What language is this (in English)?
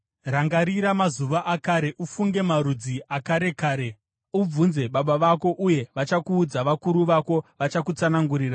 Shona